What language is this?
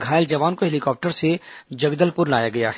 Hindi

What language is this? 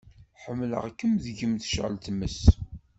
Kabyle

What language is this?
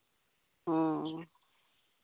Santali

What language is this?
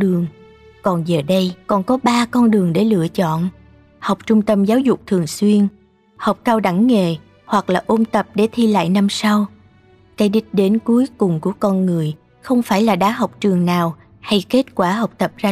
Vietnamese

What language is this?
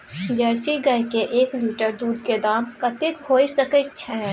Maithili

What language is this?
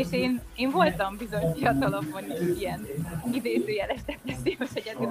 Hungarian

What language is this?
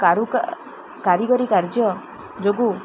Odia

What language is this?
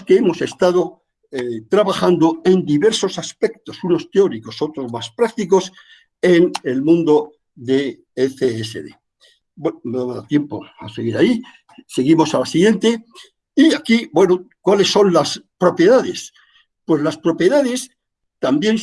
Spanish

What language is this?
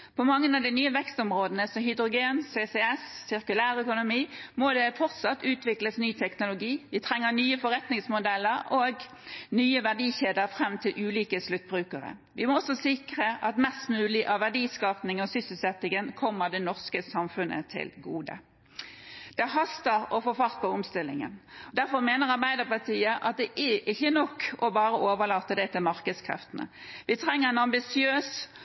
Norwegian Bokmål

